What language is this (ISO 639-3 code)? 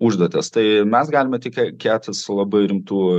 lit